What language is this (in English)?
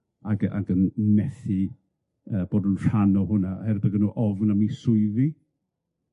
Welsh